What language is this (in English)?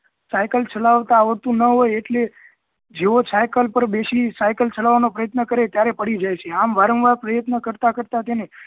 Gujarati